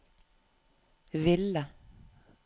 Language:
Norwegian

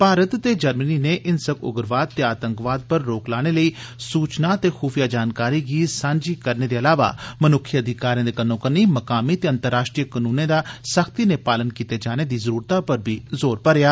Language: Dogri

